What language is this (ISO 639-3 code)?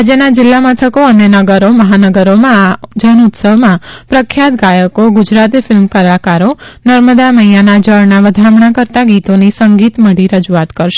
guj